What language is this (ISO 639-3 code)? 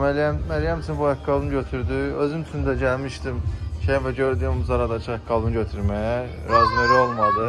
tur